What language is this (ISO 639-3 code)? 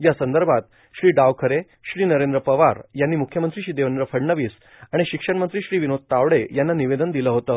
mar